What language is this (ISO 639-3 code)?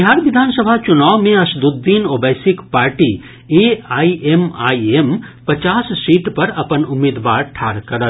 mai